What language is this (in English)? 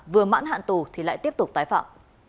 Vietnamese